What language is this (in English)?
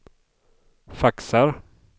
Swedish